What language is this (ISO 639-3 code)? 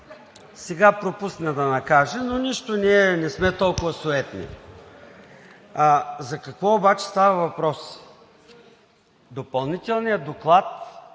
bul